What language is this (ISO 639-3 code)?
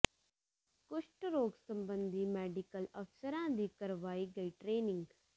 pan